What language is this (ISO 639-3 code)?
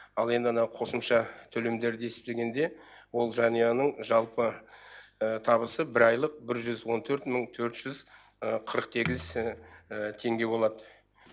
kaz